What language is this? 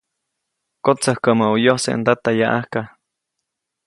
Copainalá Zoque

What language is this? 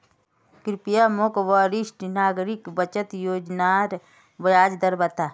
Magahi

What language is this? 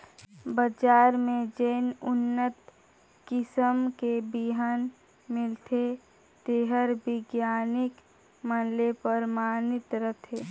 Chhattisgarhi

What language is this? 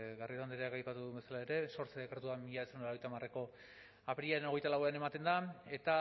Basque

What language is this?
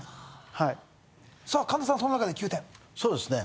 Japanese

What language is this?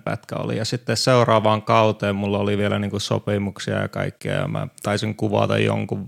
Finnish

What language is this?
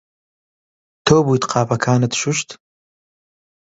Central Kurdish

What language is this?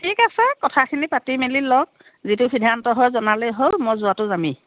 Assamese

